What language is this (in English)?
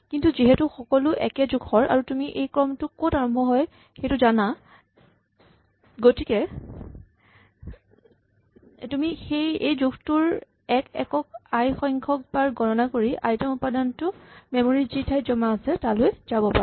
Assamese